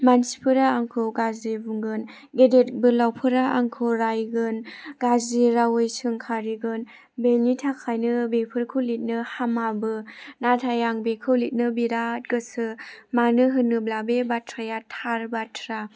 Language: Bodo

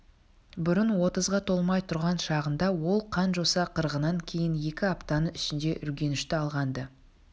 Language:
Kazakh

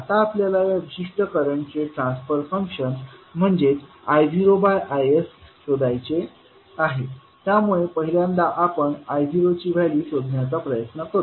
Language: Marathi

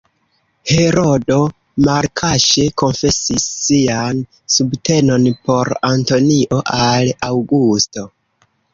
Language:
Esperanto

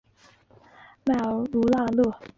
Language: Chinese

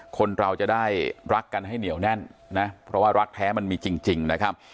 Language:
Thai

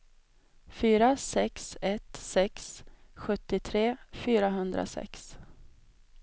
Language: Swedish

